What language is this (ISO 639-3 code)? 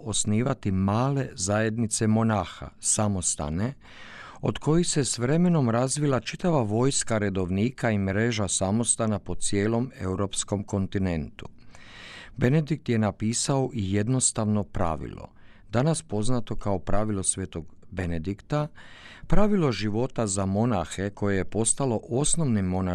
hrv